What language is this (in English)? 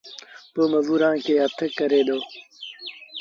Sindhi Bhil